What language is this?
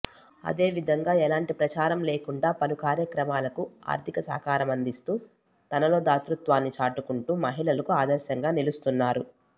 Telugu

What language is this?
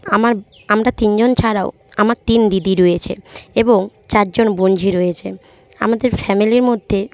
Bangla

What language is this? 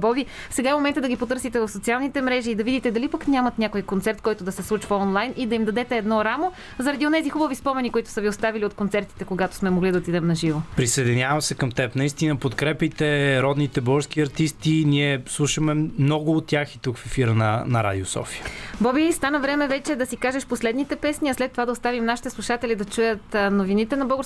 Bulgarian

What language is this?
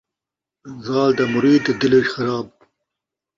Saraiki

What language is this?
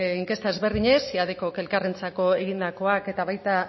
Basque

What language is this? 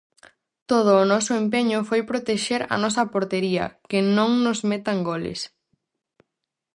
Galician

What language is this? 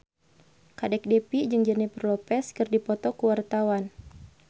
Sundanese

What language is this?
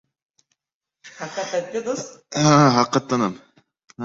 Uzbek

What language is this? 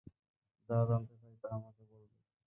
Bangla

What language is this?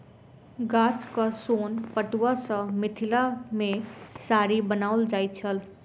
Maithili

